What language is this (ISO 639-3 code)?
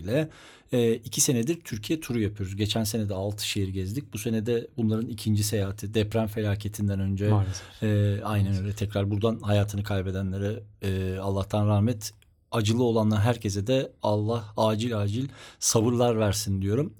tur